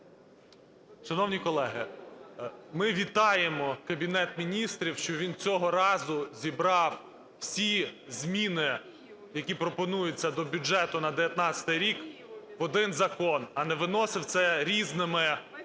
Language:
Ukrainian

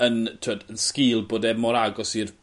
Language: Welsh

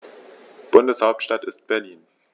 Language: German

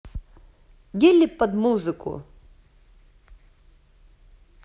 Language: Russian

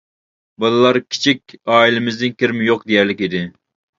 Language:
Uyghur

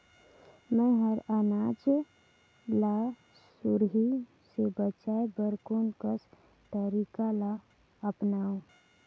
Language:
Chhattisgarhi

